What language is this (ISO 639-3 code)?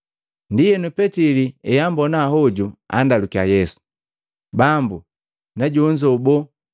mgv